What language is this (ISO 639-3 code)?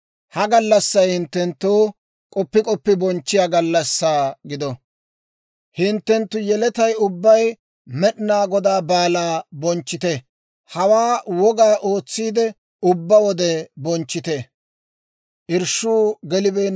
dwr